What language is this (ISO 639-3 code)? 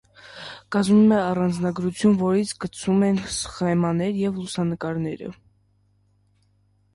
hye